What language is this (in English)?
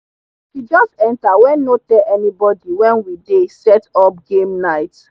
Nigerian Pidgin